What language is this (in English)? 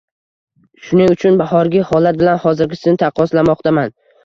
Uzbek